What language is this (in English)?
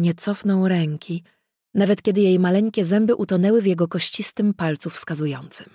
Polish